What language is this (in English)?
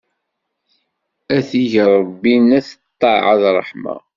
Kabyle